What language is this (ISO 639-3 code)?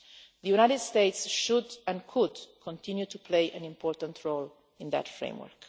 eng